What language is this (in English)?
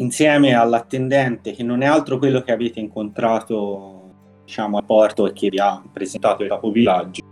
Italian